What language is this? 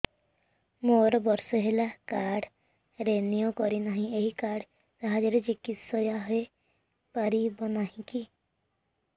Odia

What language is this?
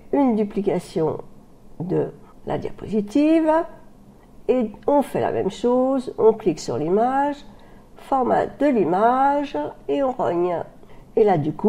French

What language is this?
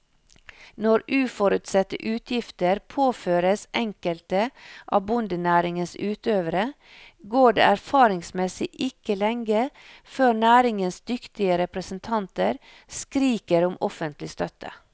Norwegian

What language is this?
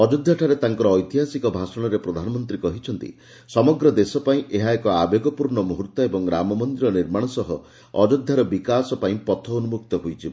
Odia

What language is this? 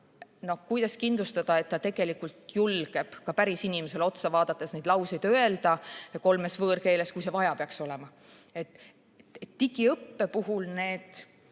Estonian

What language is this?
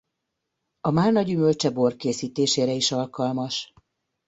Hungarian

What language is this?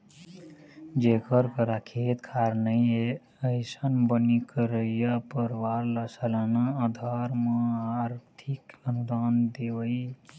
Chhattisgarhi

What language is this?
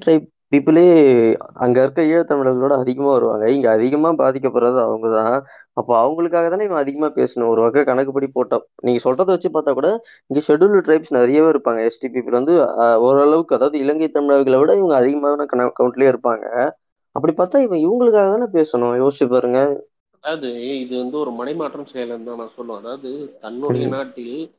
Tamil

